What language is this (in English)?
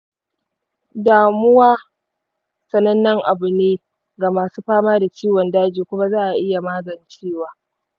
Hausa